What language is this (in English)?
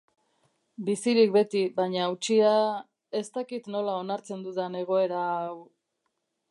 Basque